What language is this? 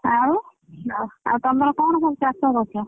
Odia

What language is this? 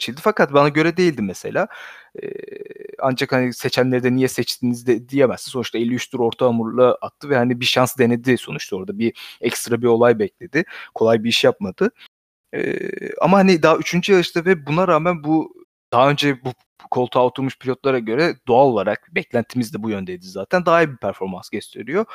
Turkish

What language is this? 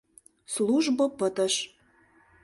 Mari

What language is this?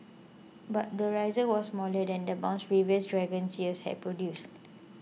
English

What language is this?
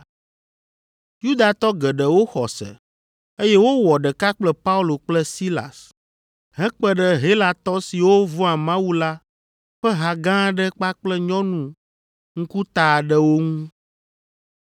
Ewe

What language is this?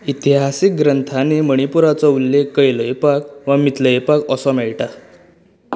Konkani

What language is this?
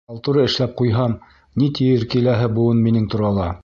Bashkir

